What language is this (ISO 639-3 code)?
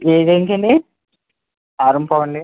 tel